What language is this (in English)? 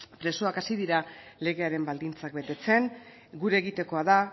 Basque